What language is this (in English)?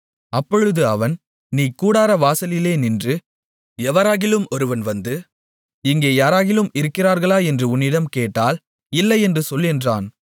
Tamil